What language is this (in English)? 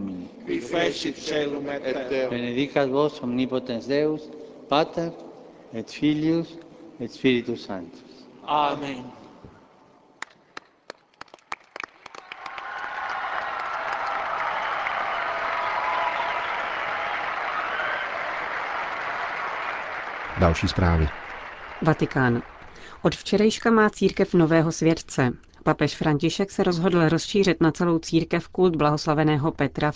Czech